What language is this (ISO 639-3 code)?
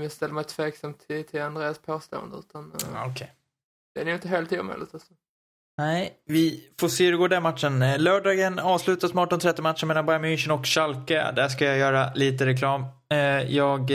swe